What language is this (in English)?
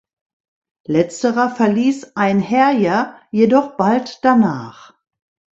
German